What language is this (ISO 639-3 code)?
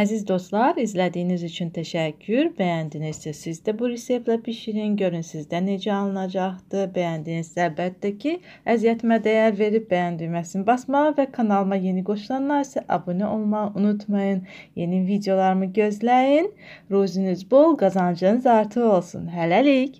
tur